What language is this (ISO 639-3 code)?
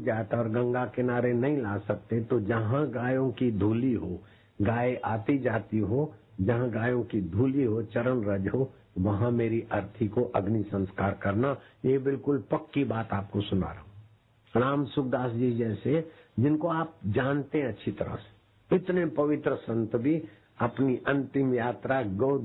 hin